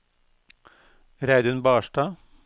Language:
Norwegian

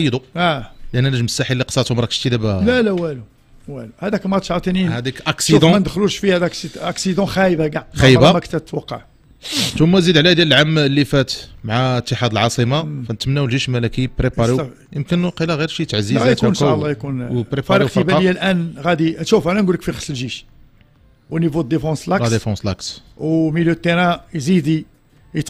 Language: Arabic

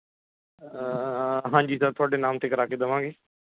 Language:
Punjabi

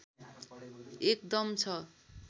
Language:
Nepali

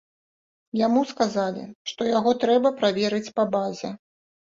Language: Belarusian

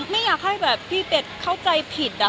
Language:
Thai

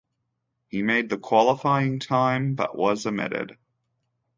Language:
English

